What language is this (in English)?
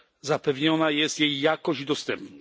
Polish